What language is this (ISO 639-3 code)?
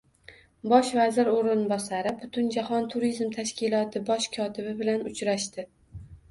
uzb